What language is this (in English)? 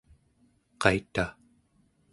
Central Yupik